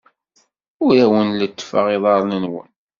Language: Kabyle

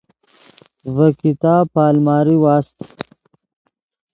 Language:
Yidgha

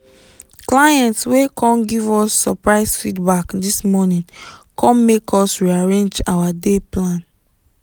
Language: Nigerian Pidgin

